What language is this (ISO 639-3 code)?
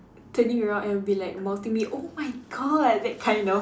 eng